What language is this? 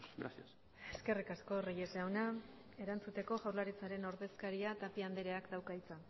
Basque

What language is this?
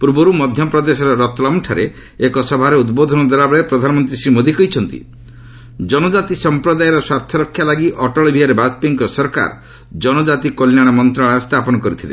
Odia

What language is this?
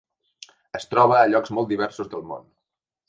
Catalan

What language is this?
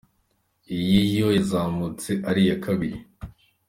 Kinyarwanda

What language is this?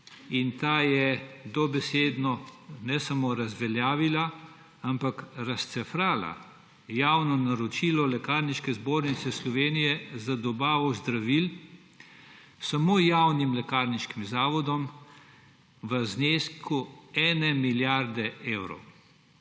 Slovenian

